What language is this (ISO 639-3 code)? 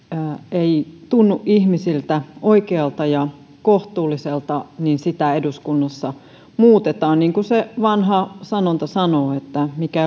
fin